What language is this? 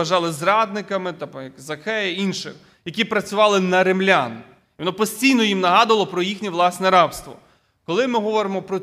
Ukrainian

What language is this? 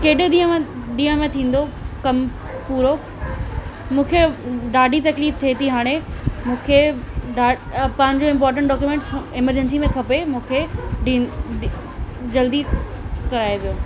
Sindhi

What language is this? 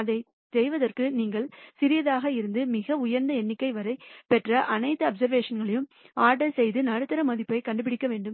Tamil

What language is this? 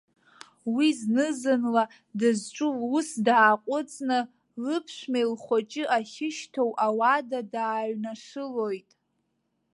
Abkhazian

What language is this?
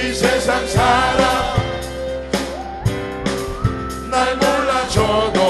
Korean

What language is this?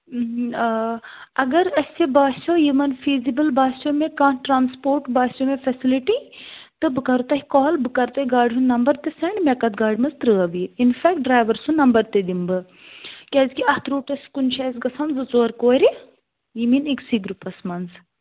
Kashmiri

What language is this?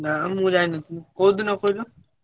Odia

